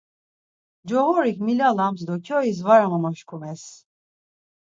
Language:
Laz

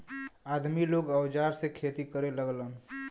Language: Bhojpuri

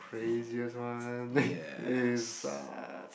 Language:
English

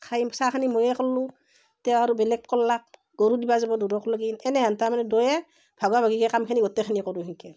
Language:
Assamese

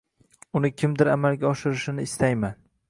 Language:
Uzbek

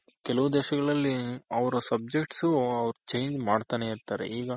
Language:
Kannada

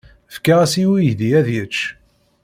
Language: Kabyle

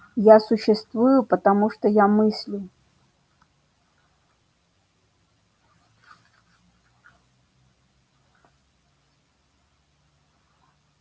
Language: Russian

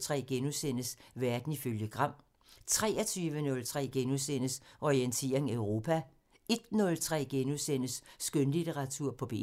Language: Danish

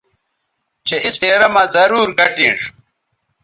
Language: Bateri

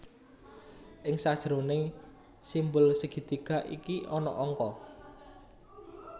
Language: Javanese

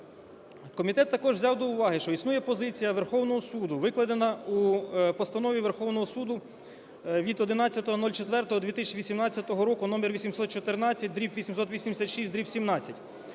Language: Ukrainian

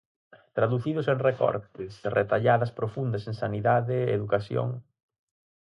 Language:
Galician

